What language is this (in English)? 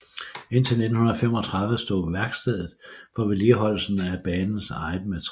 Danish